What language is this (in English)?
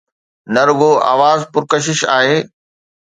Sindhi